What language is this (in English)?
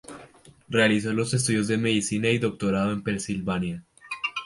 Spanish